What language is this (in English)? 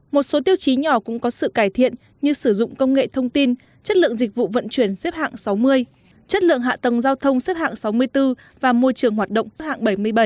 Vietnamese